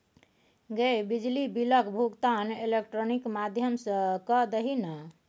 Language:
Maithili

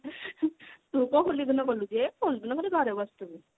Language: Odia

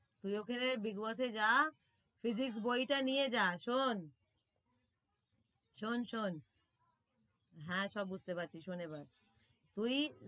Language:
Bangla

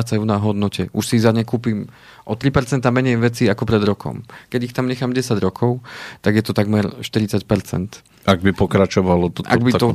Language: Slovak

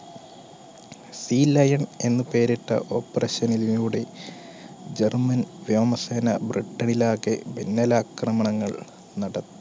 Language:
Malayalam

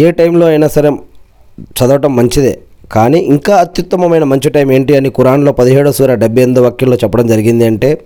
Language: Telugu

